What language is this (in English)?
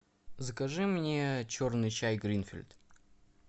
Russian